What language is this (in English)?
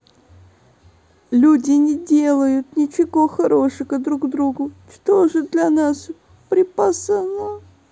Russian